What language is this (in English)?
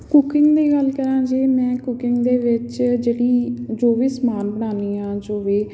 Punjabi